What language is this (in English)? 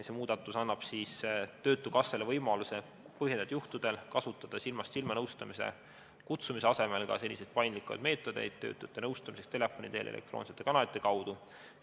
Estonian